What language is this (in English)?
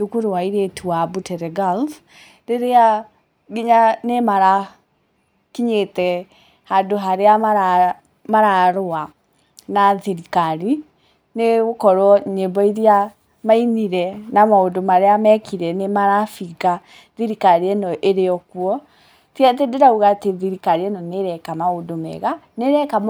Kikuyu